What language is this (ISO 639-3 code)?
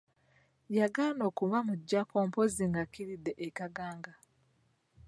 lug